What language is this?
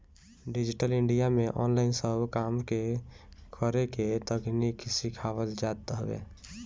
Bhojpuri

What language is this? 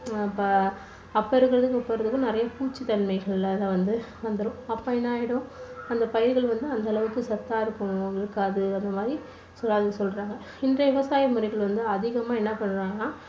Tamil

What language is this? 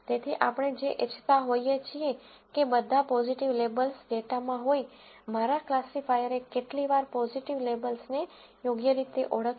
Gujarati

